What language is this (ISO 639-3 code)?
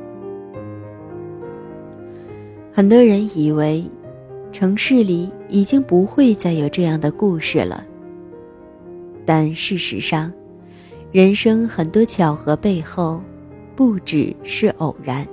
zho